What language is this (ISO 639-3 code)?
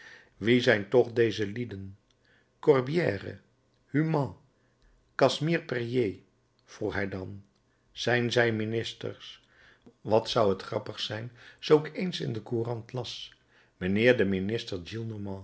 nld